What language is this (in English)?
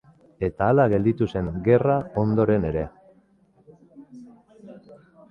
Basque